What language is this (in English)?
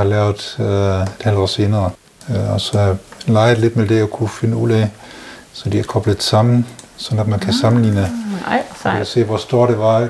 Danish